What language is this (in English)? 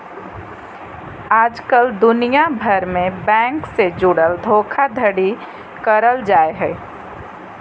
Magahi